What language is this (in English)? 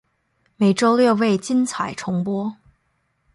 Chinese